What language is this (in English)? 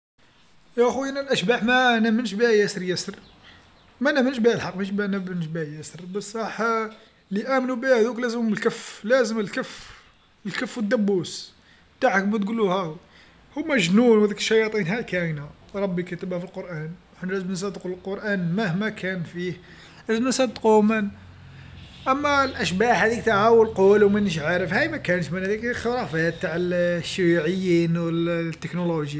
Algerian Arabic